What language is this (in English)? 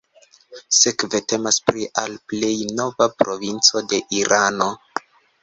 Esperanto